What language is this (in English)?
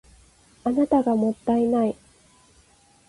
Japanese